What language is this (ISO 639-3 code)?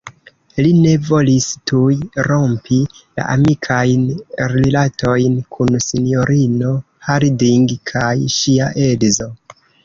epo